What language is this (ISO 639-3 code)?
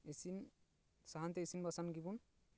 sat